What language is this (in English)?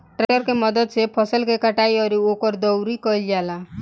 Bhojpuri